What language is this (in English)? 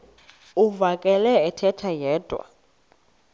Xhosa